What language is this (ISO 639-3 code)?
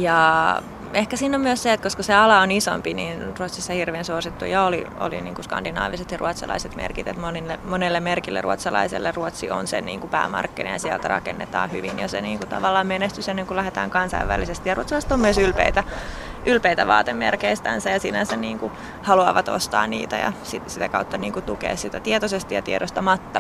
fin